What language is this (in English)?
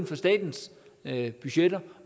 Danish